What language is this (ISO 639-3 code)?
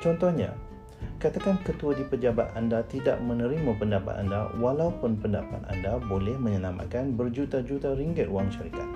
msa